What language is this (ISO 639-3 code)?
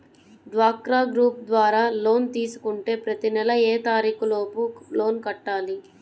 tel